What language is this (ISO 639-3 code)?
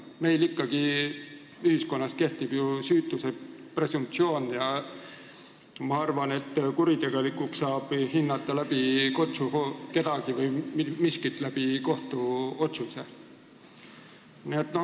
est